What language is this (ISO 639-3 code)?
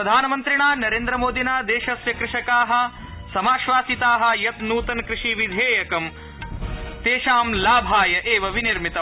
san